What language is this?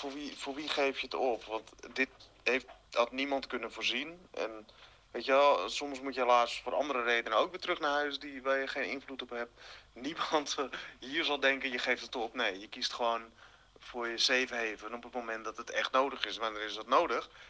Dutch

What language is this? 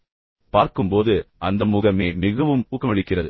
Tamil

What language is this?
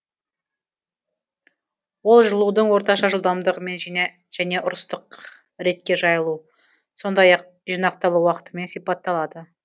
Kazakh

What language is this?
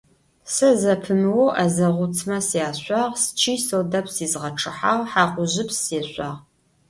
Adyghe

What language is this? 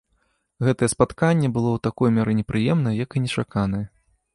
Belarusian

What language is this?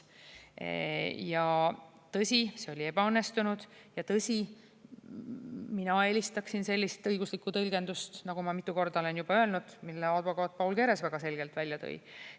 Estonian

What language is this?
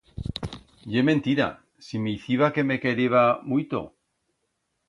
Aragonese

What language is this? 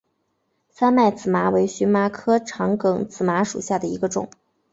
Chinese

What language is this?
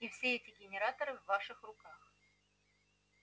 Russian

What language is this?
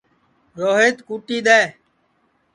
Sansi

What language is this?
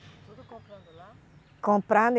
Portuguese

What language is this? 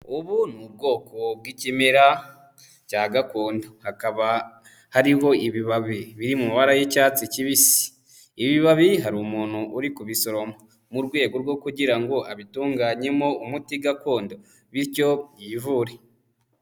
Kinyarwanda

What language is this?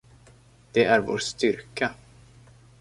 Swedish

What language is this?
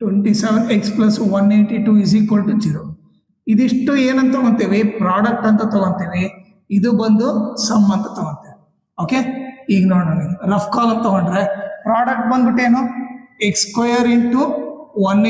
Kannada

